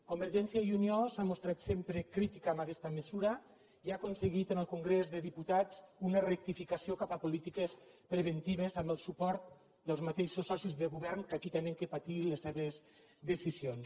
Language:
Catalan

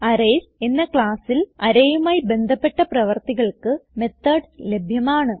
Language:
Malayalam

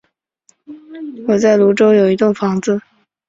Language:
Chinese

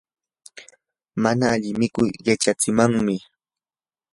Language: Yanahuanca Pasco Quechua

